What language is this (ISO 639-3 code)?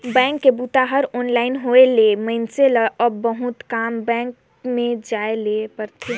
hne